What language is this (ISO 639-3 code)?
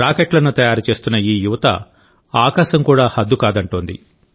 tel